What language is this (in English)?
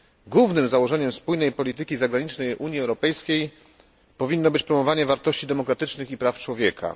Polish